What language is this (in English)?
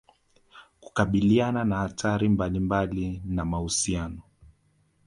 Swahili